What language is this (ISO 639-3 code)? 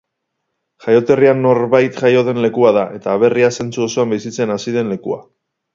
eus